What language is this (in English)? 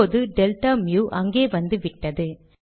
Tamil